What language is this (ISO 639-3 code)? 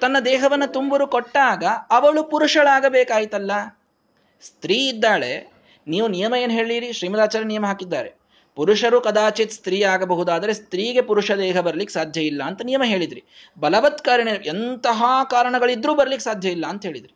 kan